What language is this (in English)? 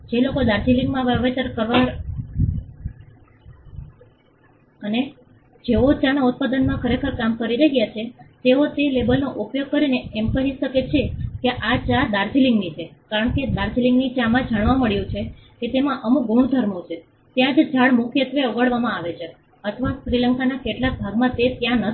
Gujarati